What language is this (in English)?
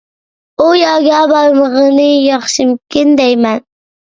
Uyghur